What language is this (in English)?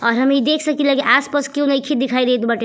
Bhojpuri